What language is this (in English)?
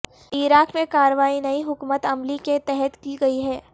Urdu